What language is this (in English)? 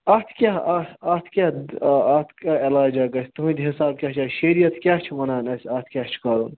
Kashmiri